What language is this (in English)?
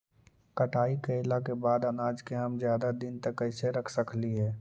Magahi